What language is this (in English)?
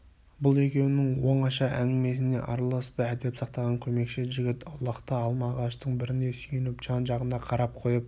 Kazakh